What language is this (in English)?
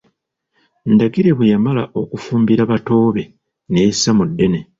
Ganda